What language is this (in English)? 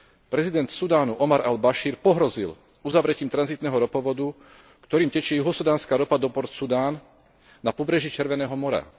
Slovak